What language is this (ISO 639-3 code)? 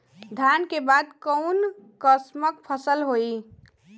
bho